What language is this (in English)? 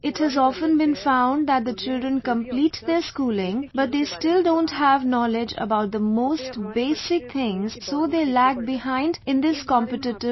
English